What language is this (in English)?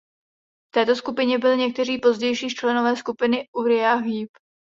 Czech